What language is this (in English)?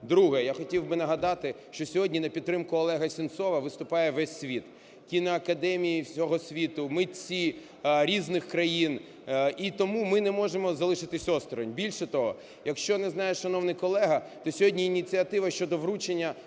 Ukrainian